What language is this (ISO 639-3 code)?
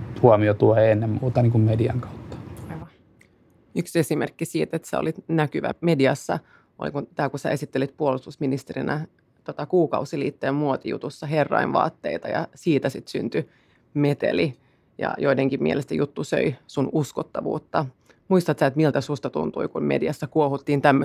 fin